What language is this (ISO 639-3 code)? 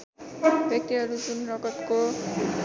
nep